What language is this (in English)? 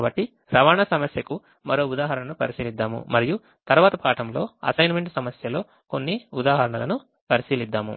Telugu